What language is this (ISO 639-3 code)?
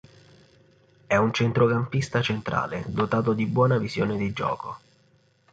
ita